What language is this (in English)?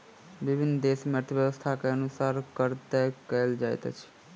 Maithili